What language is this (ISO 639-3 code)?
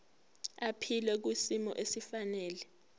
zul